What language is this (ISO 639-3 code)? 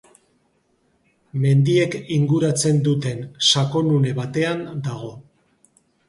eus